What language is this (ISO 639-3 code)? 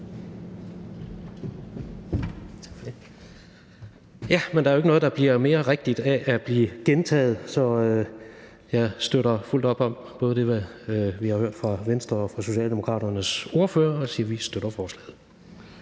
dan